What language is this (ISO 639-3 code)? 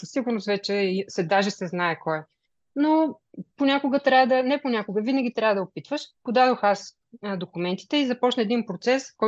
bul